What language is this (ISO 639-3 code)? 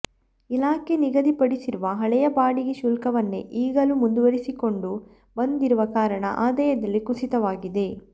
kan